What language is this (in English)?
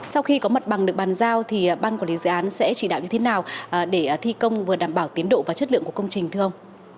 Vietnamese